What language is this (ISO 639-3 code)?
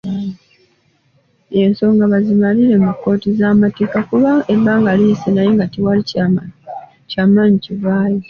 lug